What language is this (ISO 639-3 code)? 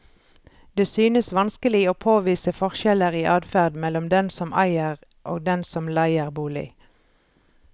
nor